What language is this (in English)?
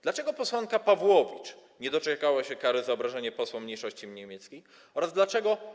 Polish